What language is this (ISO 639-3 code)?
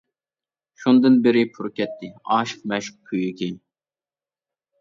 uig